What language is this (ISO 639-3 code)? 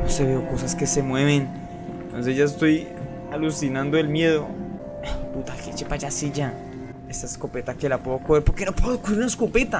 spa